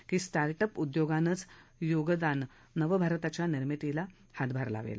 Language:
Marathi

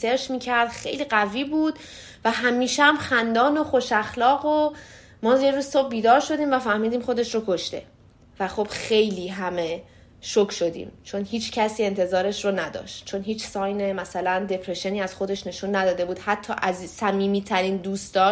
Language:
Persian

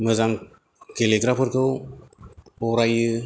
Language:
Bodo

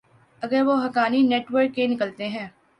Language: Urdu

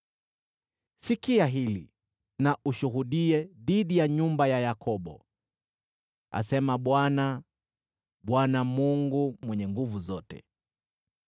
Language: Swahili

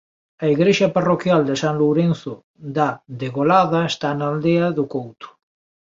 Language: Galician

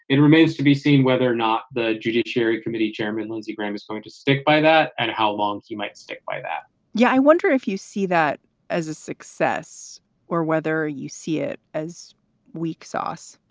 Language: English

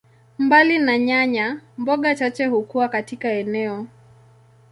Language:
Swahili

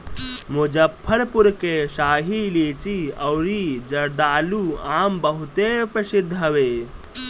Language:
Bhojpuri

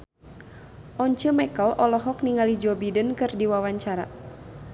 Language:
Sundanese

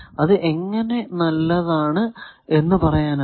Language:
Malayalam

